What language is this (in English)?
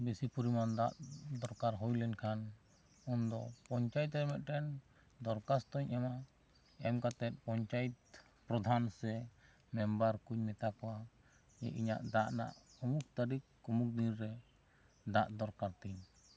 Santali